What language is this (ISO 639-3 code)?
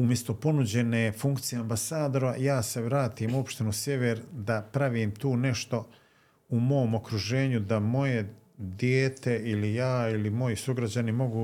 hrv